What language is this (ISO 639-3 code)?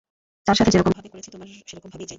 ben